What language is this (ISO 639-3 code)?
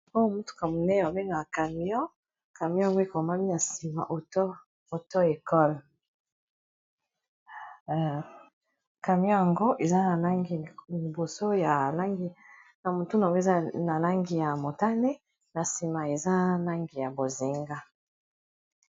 lin